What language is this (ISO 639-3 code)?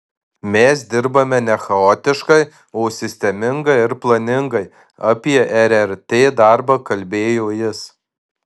lit